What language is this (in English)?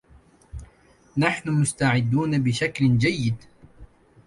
Arabic